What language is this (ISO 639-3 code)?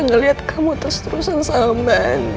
ind